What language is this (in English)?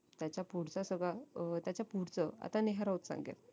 Marathi